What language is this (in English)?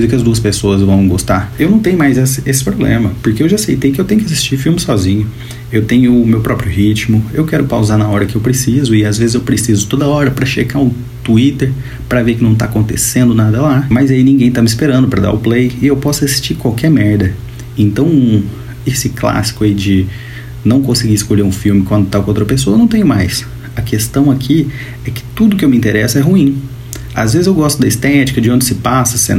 Portuguese